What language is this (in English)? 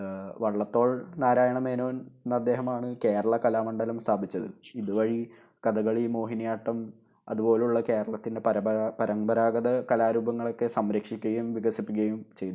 Malayalam